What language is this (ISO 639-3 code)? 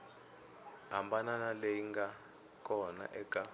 tso